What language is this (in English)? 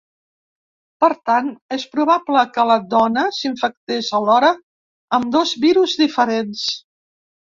Catalan